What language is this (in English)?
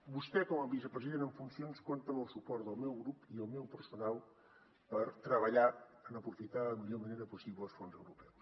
Catalan